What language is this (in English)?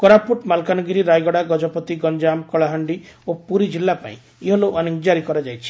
Odia